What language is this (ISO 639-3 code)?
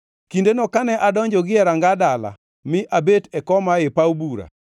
luo